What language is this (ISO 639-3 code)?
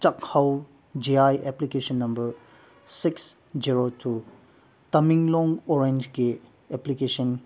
mni